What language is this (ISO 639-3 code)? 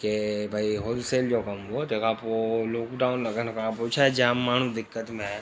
snd